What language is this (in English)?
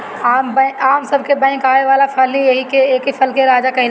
Bhojpuri